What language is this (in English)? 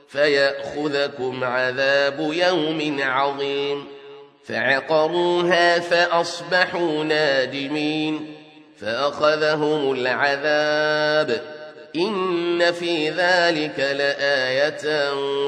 Arabic